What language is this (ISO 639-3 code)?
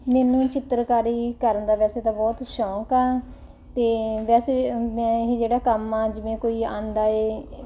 pan